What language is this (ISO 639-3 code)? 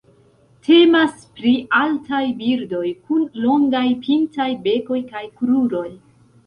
epo